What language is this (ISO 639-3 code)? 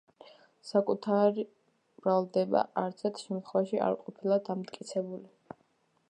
kat